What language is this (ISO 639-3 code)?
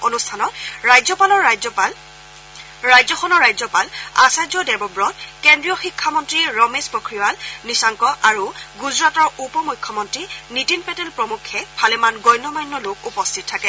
asm